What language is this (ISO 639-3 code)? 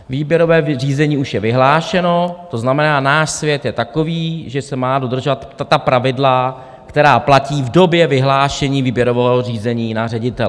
ces